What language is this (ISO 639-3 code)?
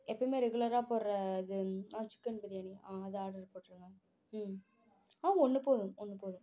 tam